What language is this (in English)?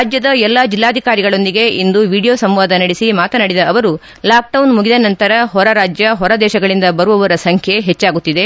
Kannada